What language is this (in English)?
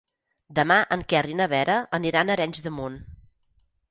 Catalan